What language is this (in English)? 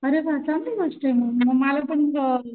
Marathi